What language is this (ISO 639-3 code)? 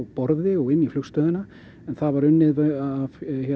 isl